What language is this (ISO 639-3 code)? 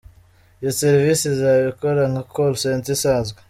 kin